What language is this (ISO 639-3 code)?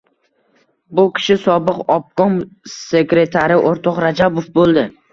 uzb